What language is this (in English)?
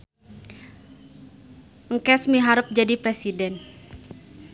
Sundanese